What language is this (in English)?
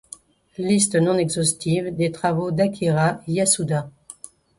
French